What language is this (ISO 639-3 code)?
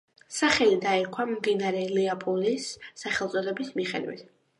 kat